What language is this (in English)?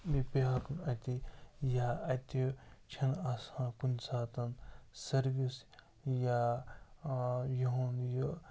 Kashmiri